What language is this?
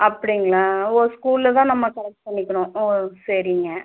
Tamil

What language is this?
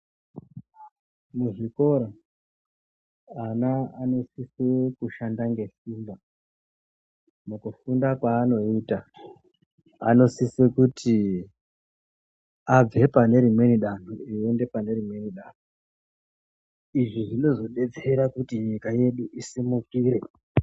Ndau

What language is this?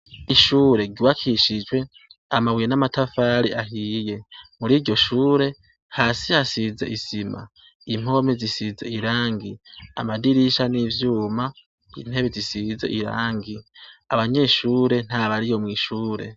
Rundi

